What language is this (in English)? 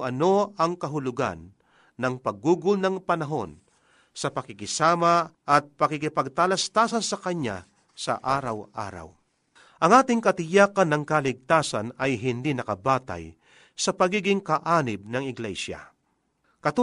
Filipino